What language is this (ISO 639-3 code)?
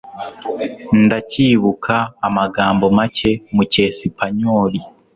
kin